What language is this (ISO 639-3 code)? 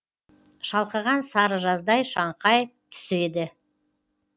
kaz